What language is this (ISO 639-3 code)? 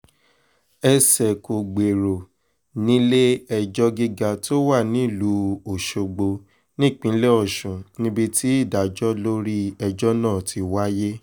yor